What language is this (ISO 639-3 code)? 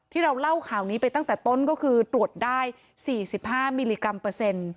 tha